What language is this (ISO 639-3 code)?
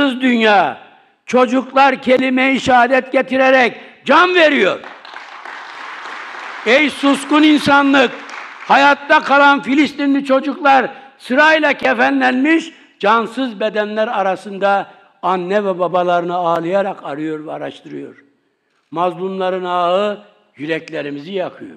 tur